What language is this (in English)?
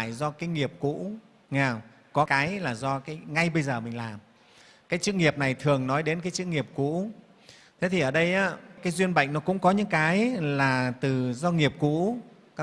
Vietnamese